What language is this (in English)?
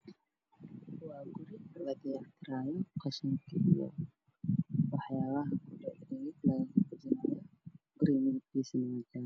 Somali